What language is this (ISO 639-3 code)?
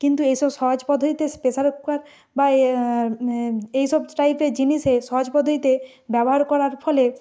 ben